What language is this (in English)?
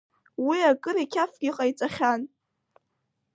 Abkhazian